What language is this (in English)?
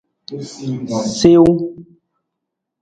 Nawdm